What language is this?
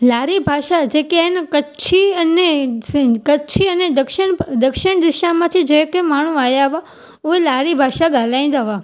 Sindhi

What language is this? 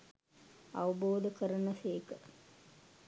Sinhala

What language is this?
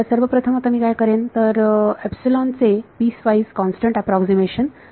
Marathi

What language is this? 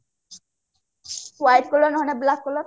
Odia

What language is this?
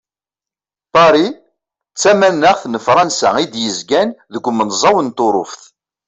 Kabyle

